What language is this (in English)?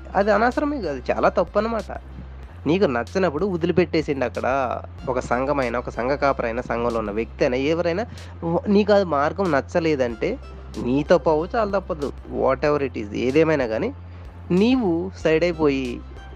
Telugu